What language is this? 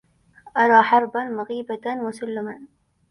Arabic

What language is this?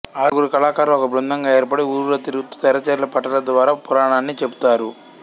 Telugu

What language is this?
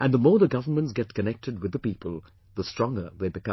English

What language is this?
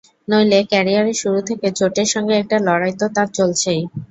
Bangla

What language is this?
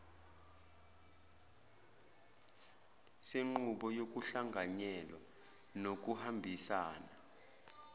Zulu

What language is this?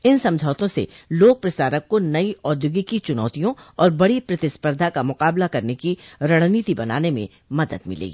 Hindi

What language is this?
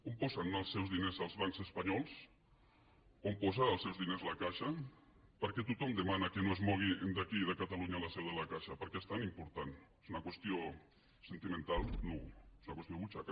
Catalan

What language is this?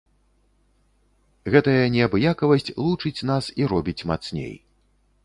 Belarusian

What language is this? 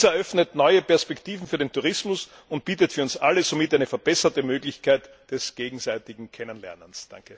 German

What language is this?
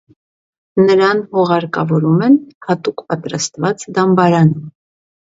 Armenian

